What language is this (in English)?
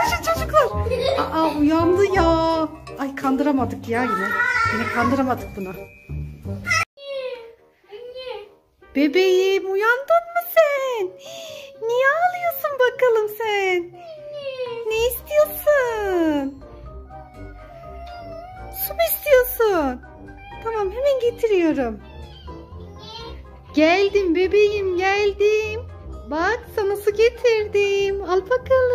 Turkish